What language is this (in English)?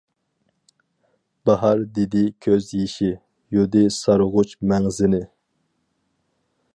Uyghur